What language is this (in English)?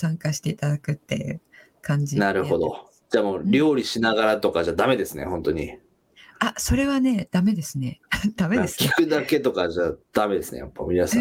Japanese